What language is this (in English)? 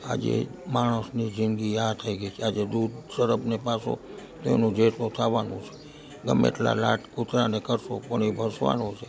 Gujarati